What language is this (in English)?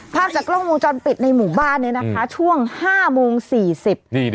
Thai